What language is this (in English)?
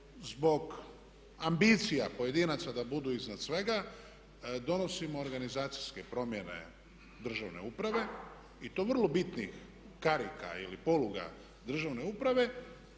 Croatian